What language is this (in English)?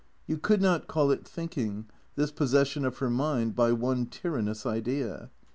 English